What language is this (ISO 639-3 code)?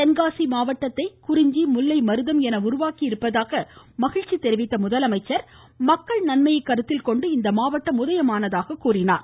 tam